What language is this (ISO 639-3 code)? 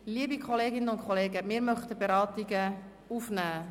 gsw